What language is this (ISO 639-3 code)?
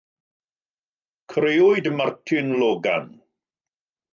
cym